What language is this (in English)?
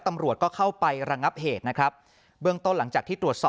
Thai